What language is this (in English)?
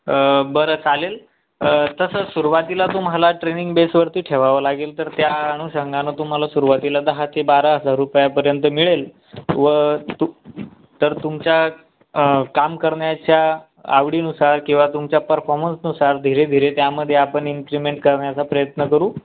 Marathi